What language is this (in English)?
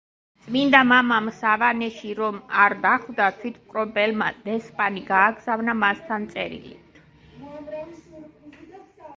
Georgian